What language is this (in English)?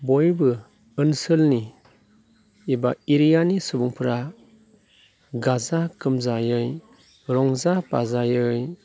Bodo